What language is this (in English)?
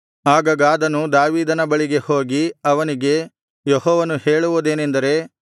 Kannada